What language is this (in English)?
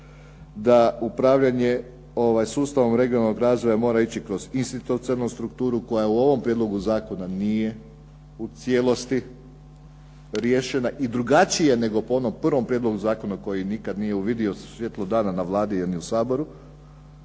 Croatian